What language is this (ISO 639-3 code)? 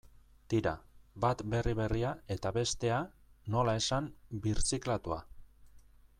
eus